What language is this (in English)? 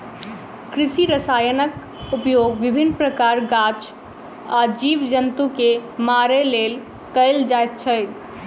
Maithili